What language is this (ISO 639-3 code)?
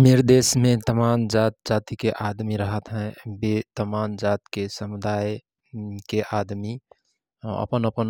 thr